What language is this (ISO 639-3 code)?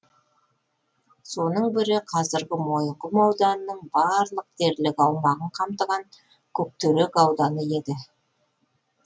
kaz